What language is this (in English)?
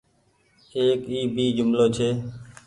Goaria